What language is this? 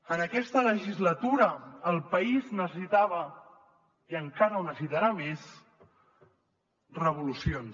Catalan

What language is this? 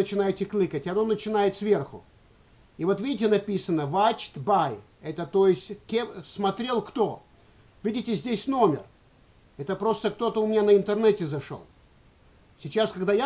Russian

